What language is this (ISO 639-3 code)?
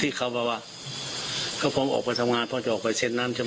tha